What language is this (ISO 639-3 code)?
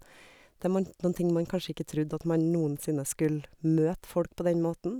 nor